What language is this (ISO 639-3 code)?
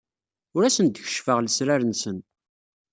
kab